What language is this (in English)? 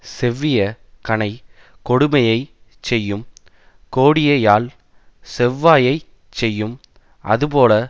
Tamil